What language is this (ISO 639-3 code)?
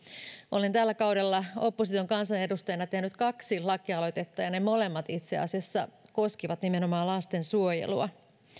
fin